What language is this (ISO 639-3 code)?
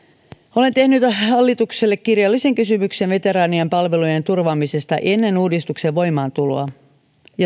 fin